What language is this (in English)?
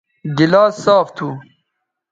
Bateri